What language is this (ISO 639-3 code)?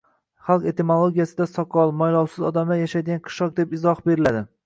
uzb